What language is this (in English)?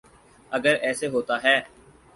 Urdu